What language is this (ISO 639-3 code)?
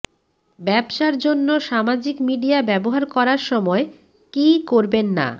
ben